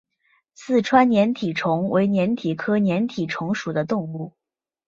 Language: Chinese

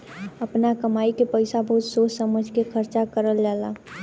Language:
Bhojpuri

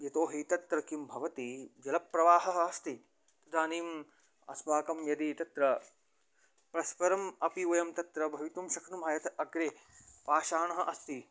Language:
Sanskrit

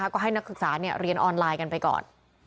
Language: Thai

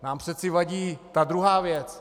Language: Czech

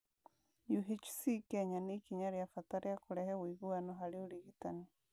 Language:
Kikuyu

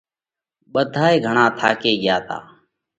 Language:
Parkari Koli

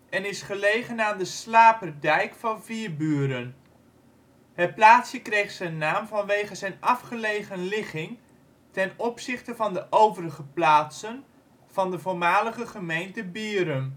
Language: Dutch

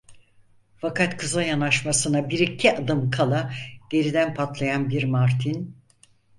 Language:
Turkish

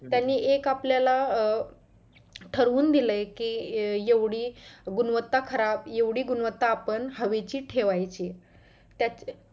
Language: Marathi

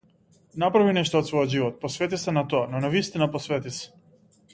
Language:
Macedonian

